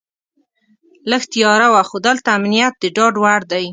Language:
Pashto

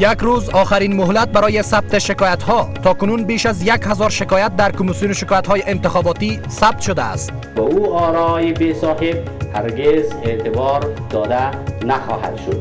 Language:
Persian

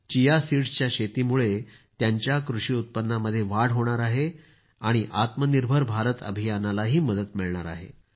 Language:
Marathi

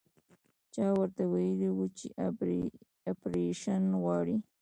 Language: Pashto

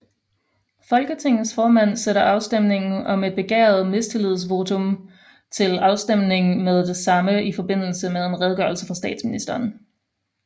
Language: Danish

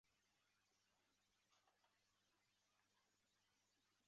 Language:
Chinese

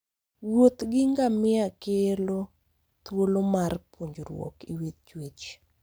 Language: Luo (Kenya and Tanzania)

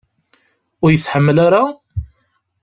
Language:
Kabyle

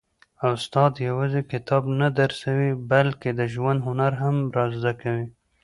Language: Pashto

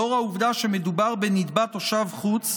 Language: Hebrew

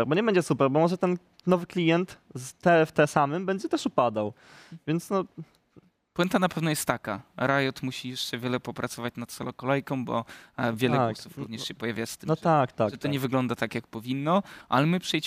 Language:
Polish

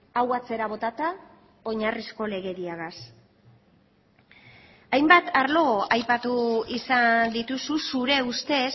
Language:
Basque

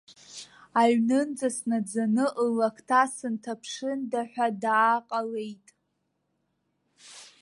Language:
Abkhazian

